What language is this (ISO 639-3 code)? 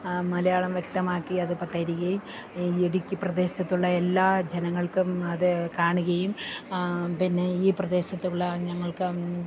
mal